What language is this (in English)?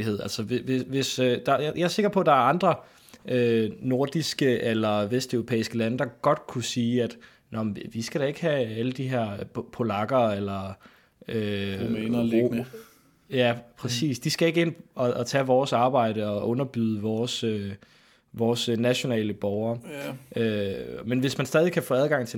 Danish